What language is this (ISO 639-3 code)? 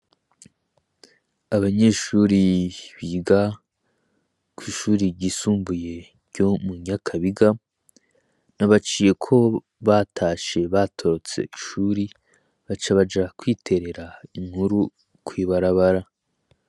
run